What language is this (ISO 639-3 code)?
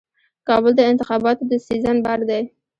pus